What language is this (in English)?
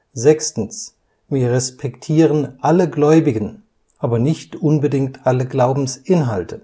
German